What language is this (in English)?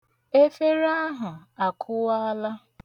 Igbo